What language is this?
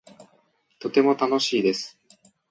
Japanese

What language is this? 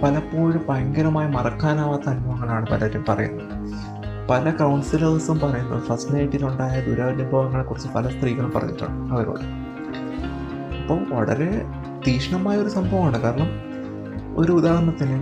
Malayalam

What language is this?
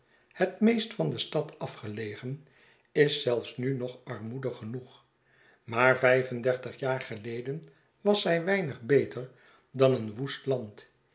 Dutch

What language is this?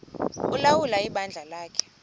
Xhosa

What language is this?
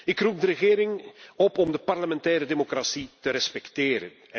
Dutch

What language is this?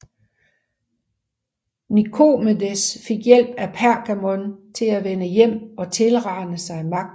Danish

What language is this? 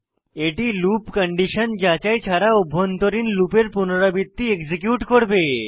Bangla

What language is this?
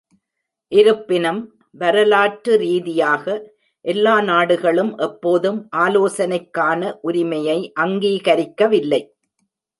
Tamil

